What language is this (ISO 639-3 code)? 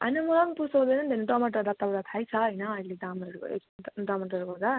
nep